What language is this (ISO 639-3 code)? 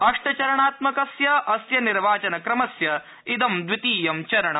san